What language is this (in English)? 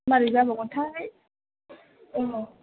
Bodo